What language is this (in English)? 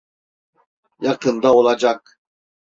Turkish